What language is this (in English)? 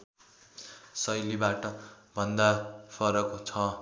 Nepali